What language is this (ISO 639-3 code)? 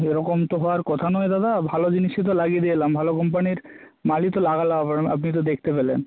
ben